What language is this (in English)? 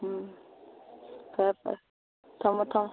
Manipuri